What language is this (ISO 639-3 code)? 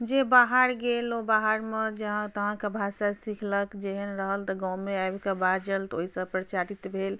mai